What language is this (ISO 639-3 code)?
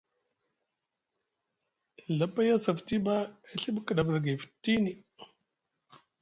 mug